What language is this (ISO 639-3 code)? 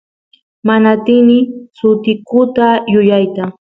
qus